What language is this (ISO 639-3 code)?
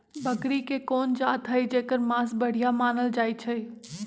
mag